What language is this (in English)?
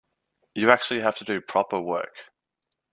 English